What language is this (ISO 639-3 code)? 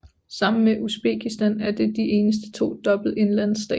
dan